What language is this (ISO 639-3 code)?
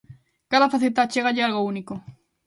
glg